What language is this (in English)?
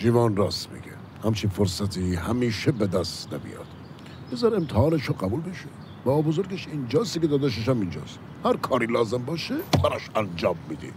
Persian